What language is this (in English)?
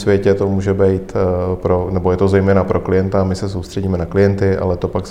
Czech